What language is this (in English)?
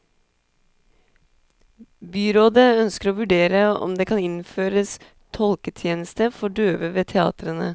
Norwegian